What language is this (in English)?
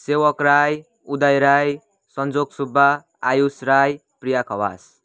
Nepali